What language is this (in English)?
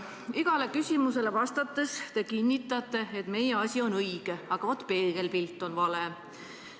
Estonian